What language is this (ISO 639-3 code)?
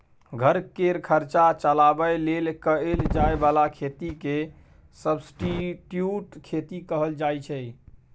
mai